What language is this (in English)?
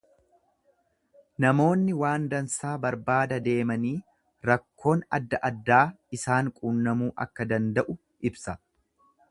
Oromo